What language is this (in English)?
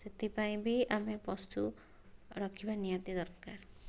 Odia